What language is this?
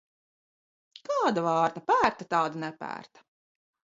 Latvian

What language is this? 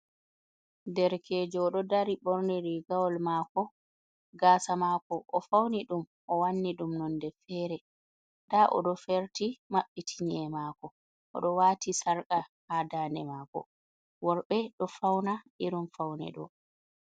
Fula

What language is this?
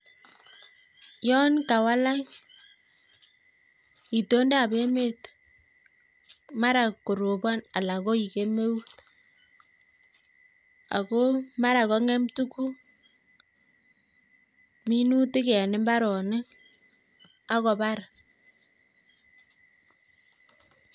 Kalenjin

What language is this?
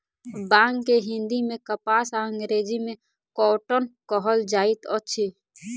Maithili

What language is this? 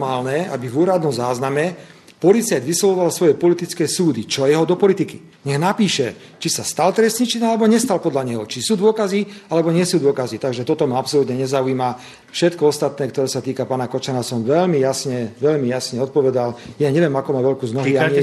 Slovak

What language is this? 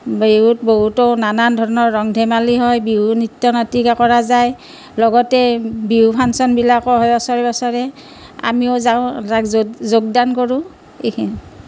Assamese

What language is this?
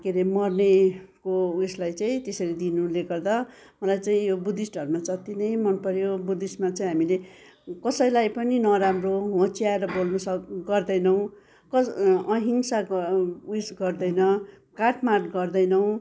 Nepali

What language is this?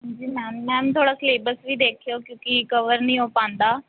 Punjabi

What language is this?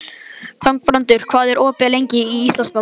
Icelandic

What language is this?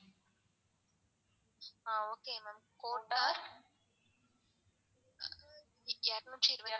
Tamil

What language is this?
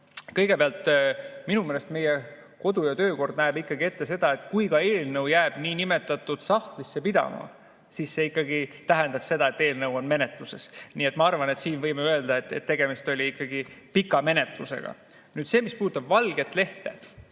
Estonian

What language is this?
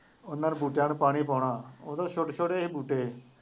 Punjabi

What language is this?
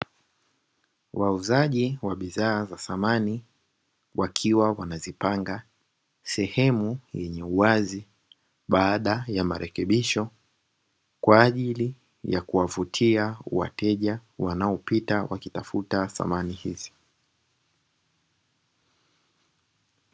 Swahili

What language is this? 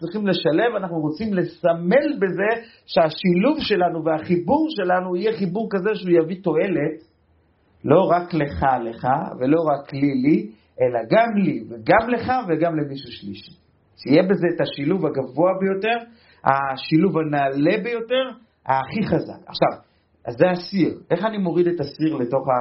Hebrew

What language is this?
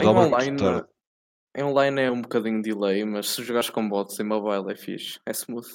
Portuguese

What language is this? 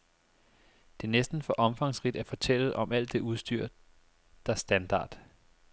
Danish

